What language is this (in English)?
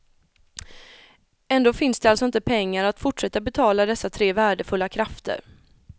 Swedish